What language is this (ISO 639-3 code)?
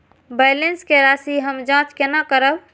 mai